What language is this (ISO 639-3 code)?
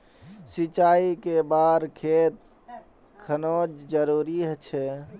mag